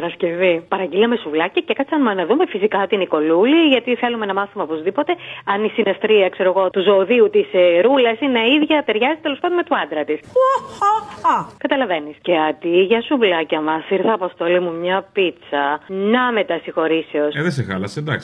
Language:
Greek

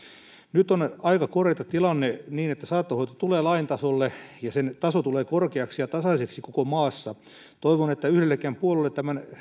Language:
Finnish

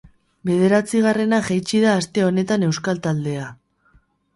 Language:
Basque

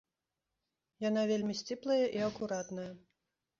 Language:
Belarusian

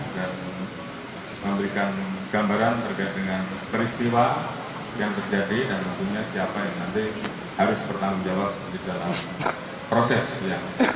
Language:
Indonesian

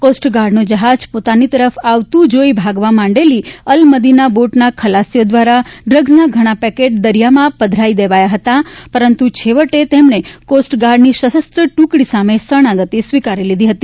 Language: Gujarati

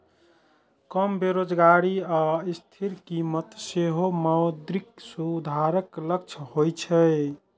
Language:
Maithili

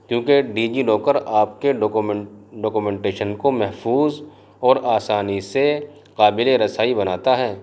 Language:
Urdu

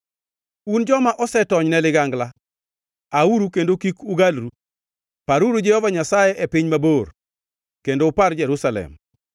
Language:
Luo (Kenya and Tanzania)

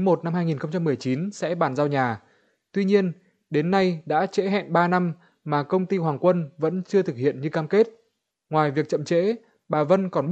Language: Vietnamese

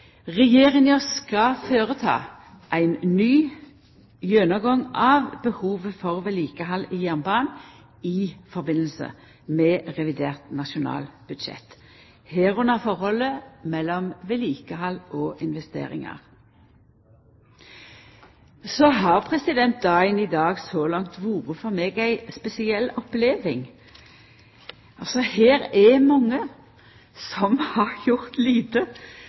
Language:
Norwegian Nynorsk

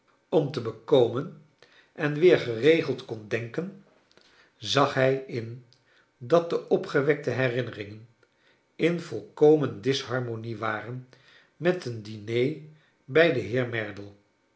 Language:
Dutch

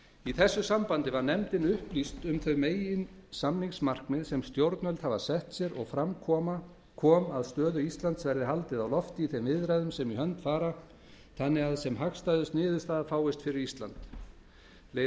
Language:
Icelandic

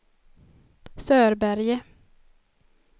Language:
Swedish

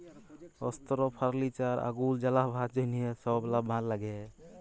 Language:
Bangla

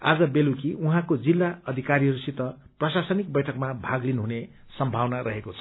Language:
Nepali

